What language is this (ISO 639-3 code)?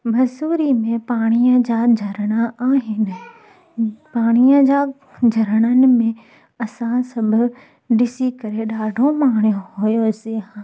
snd